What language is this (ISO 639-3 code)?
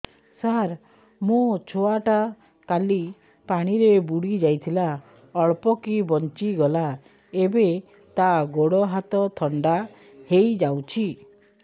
ori